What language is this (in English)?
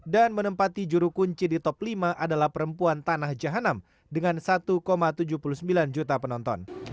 Indonesian